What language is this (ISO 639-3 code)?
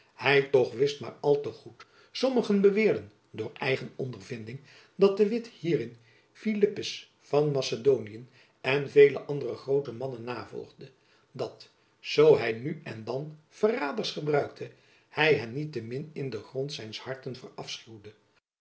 nld